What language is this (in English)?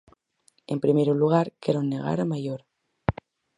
Galician